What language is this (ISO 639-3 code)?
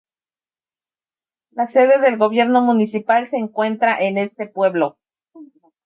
spa